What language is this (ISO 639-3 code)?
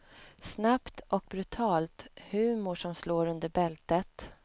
swe